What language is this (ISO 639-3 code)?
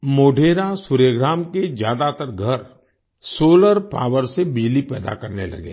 hin